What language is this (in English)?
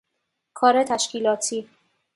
Persian